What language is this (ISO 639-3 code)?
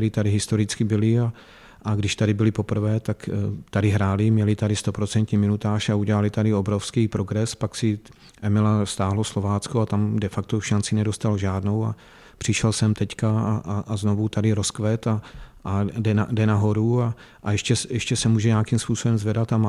ces